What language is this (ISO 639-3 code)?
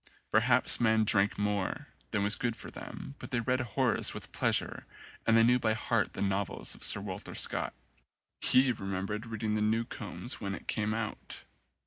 eng